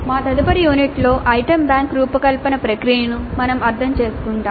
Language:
Telugu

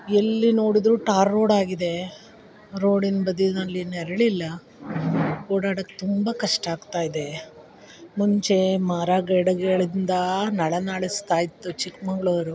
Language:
Kannada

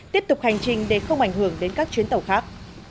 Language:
Vietnamese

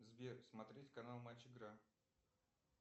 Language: Russian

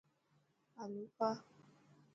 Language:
Dhatki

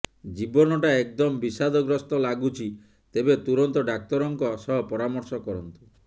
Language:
Odia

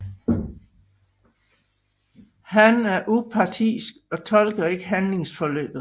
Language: Danish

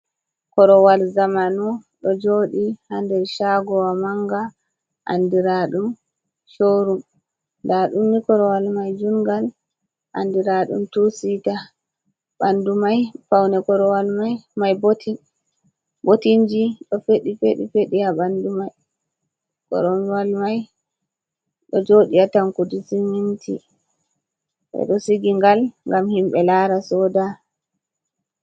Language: Fula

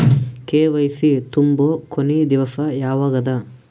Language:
Kannada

